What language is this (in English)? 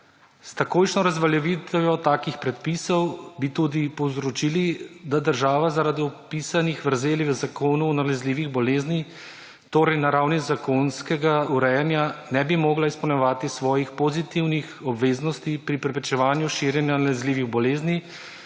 Slovenian